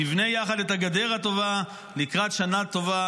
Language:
Hebrew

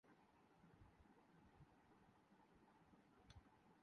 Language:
Urdu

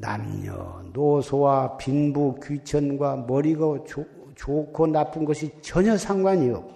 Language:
Korean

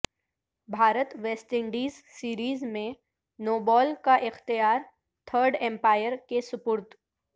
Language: Urdu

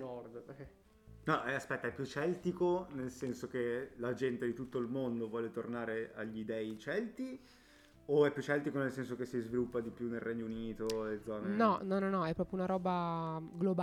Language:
Italian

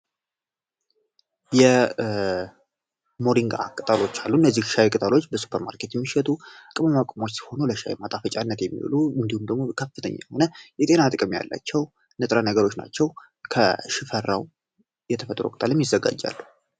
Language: Amharic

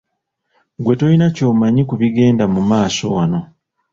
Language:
Ganda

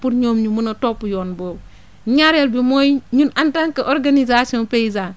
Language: Wolof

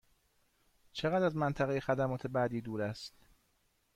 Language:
Persian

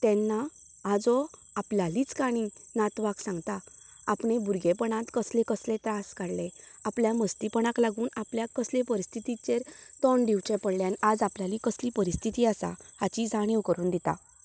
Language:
Konkani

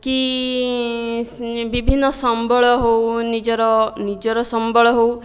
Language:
Odia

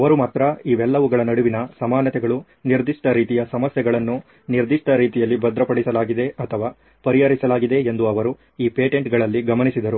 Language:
Kannada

